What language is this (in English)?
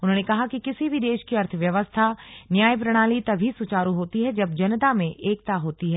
Hindi